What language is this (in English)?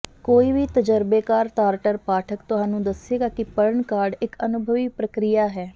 Punjabi